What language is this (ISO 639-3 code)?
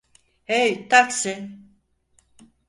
tur